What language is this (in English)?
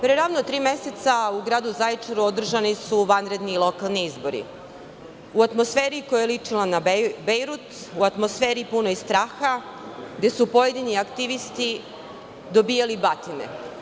Serbian